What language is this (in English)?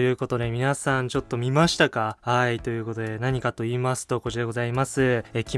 Japanese